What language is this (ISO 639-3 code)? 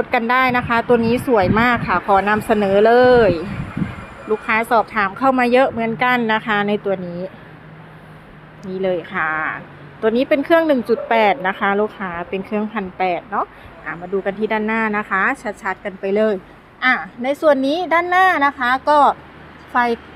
tha